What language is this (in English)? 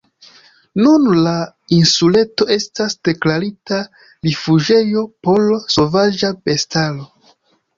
Esperanto